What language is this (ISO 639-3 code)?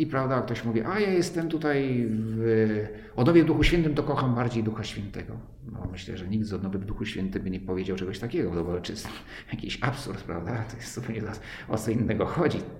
pol